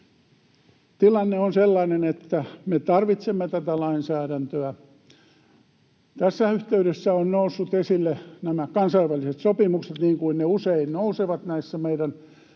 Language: Finnish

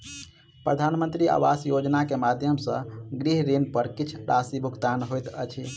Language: Maithili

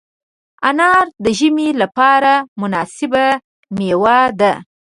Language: Pashto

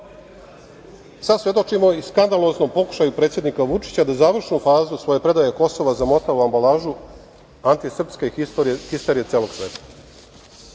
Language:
Serbian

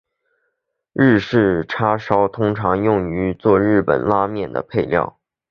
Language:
Chinese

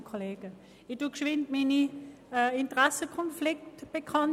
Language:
Swiss German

